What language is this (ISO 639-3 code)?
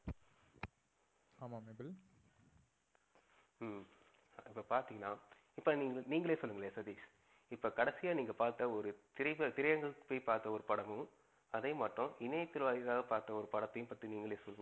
tam